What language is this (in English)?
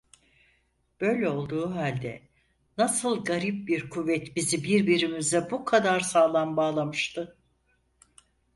Turkish